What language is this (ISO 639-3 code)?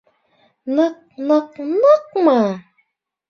bak